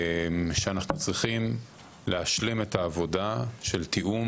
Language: Hebrew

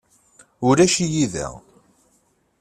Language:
Kabyle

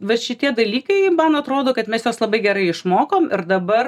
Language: Lithuanian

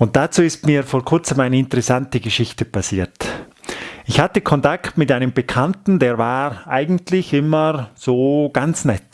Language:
German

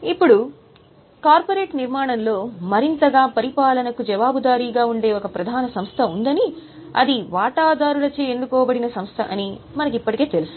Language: Telugu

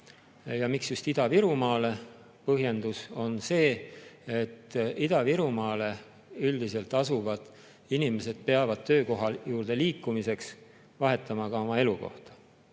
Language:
Estonian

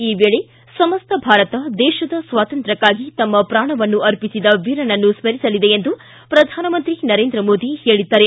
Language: Kannada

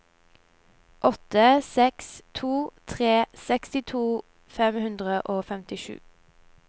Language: Norwegian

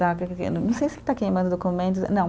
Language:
Portuguese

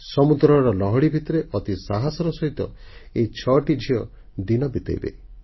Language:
Odia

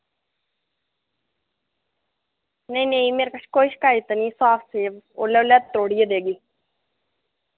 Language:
Dogri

